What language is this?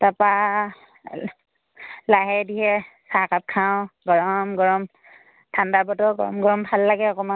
Assamese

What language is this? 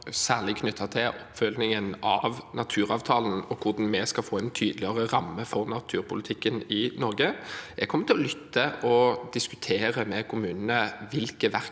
Norwegian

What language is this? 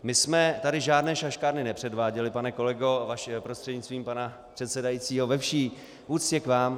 Czech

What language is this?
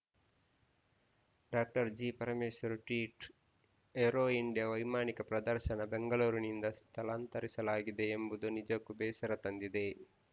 Kannada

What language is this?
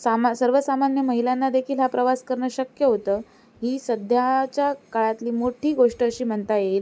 Marathi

